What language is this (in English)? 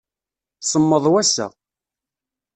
Kabyle